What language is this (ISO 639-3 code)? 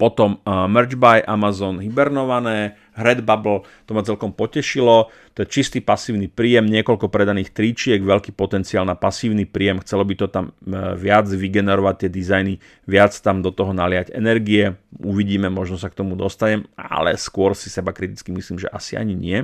slk